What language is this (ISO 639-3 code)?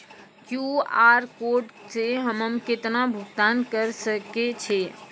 mai